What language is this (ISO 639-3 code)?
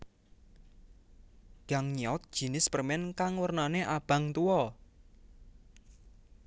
jav